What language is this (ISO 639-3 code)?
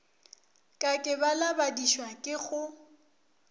nso